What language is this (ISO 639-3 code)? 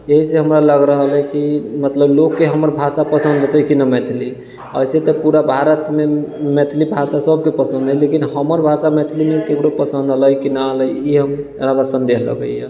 mai